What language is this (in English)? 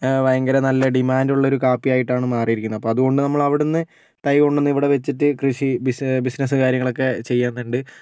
Malayalam